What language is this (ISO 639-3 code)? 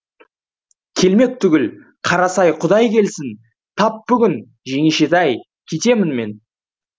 kaz